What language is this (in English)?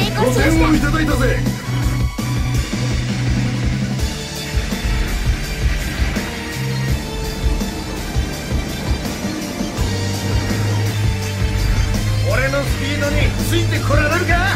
Japanese